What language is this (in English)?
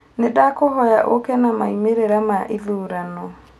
Kikuyu